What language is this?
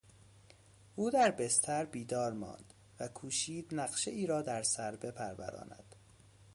Persian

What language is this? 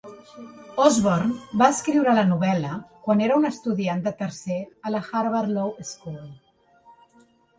Catalan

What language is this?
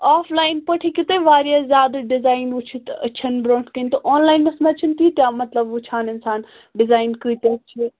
Kashmiri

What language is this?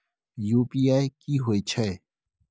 Maithili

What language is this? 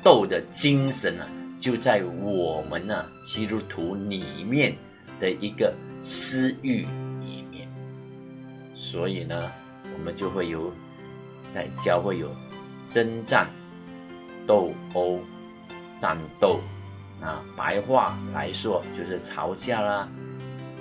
Chinese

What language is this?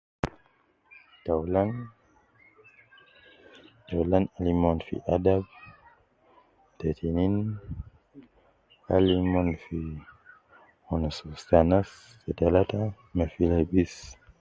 Nubi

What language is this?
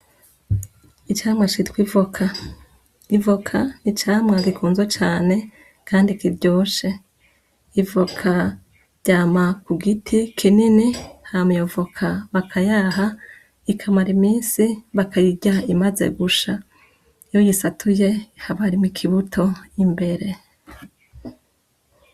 Rundi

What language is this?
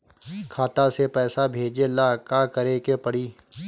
Bhojpuri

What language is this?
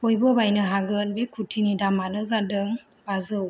Bodo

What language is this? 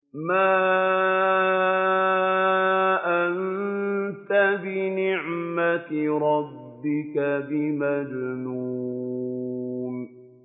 Arabic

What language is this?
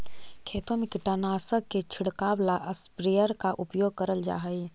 Magahi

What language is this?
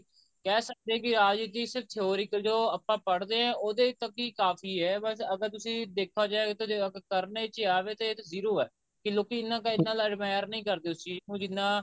Punjabi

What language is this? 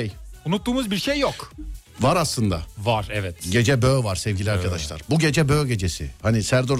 Turkish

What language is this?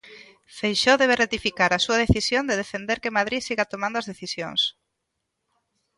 Galician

